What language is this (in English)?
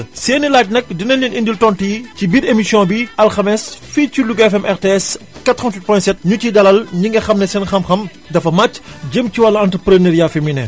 Wolof